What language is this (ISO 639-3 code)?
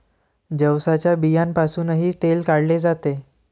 mar